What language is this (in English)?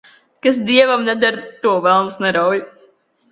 Latvian